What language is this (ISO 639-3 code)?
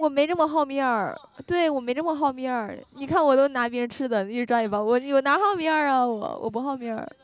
zho